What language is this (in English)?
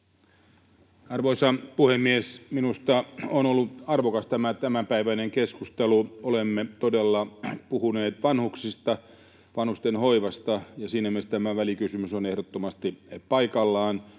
Finnish